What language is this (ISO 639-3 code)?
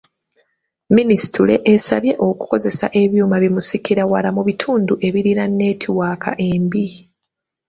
lug